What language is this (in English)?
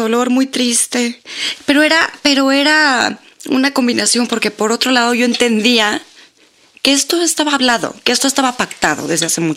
Spanish